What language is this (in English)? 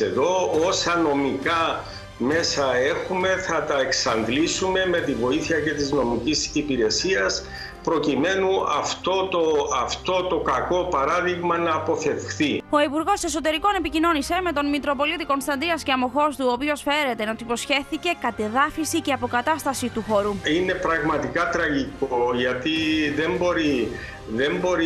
Greek